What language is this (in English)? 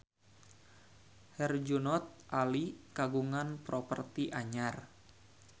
Sundanese